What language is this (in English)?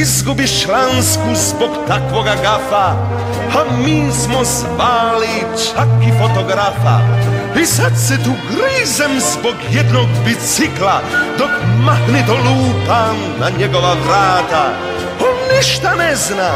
Croatian